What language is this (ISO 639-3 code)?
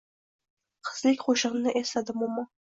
uzb